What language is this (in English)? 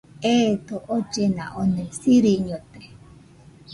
Nüpode Huitoto